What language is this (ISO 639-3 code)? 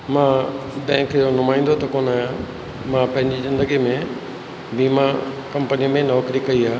snd